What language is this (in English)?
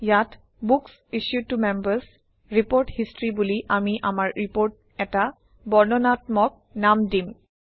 Assamese